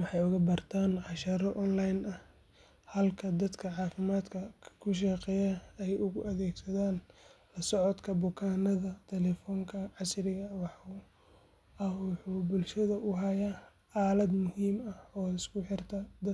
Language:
Somali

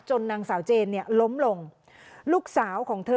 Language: Thai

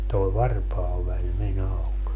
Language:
Finnish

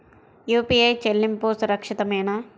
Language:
Telugu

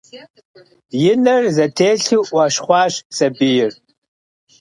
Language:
Kabardian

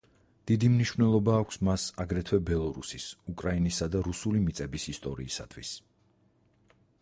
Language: Georgian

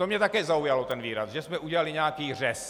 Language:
Czech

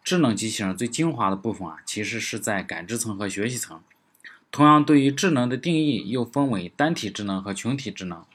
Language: Chinese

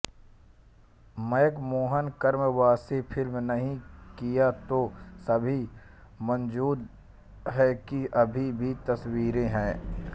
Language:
Hindi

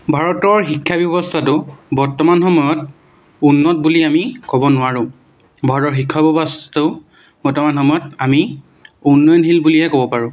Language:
Assamese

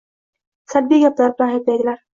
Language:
Uzbek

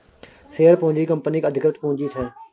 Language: Maithili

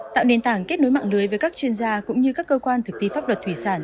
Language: Vietnamese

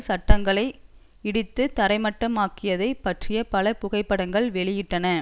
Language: Tamil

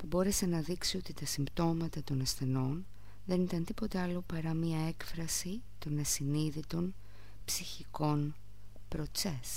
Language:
Greek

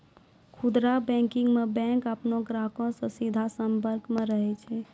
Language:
Maithili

